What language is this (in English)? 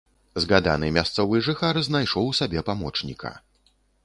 Belarusian